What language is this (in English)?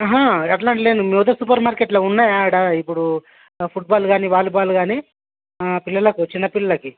Telugu